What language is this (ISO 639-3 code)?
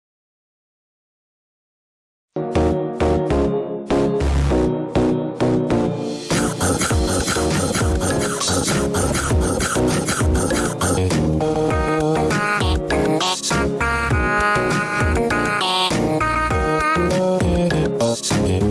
eng